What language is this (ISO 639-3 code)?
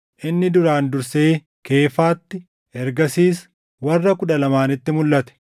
orm